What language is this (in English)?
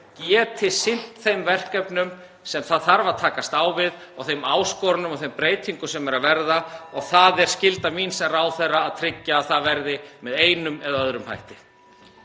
Icelandic